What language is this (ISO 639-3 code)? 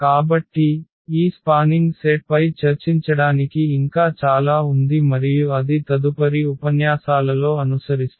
tel